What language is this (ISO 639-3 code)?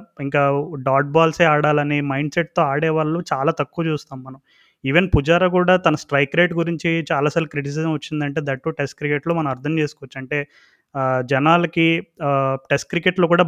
tel